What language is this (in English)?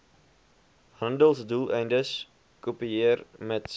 Afrikaans